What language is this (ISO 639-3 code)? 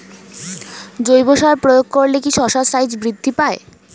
ben